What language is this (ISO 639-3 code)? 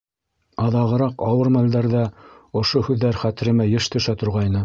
bak